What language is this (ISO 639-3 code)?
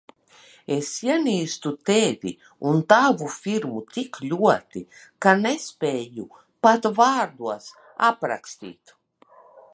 lav